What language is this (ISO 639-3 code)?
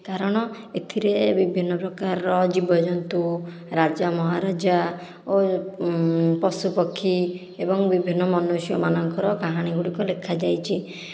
ori